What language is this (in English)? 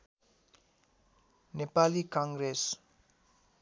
Nepali